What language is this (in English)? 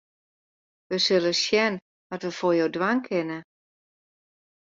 Western Frisian